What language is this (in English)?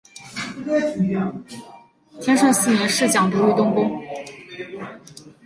Chinese